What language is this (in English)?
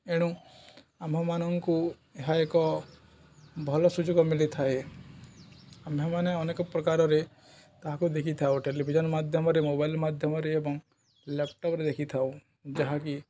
Odia